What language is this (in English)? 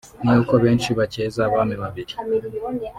Kinyarwanda